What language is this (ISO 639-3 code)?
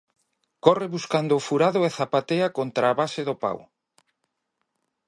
glg